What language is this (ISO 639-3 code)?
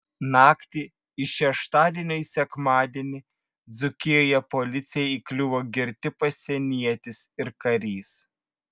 lit